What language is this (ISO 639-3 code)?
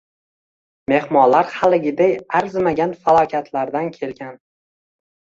uzb